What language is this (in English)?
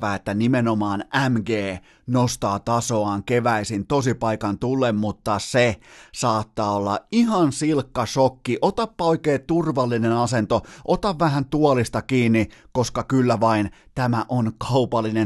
Finnish